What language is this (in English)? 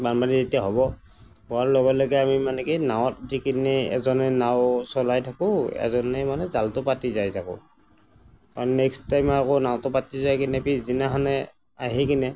Assamese